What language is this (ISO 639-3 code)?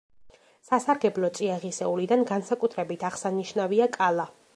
kat